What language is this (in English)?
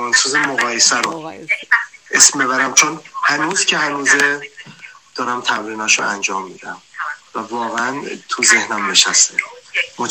Persian